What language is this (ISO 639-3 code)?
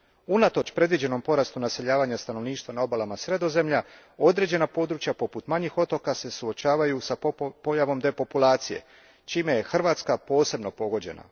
hrv